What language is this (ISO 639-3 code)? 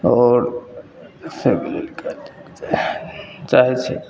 mai